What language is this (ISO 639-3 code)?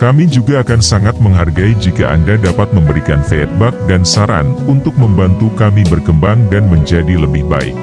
ind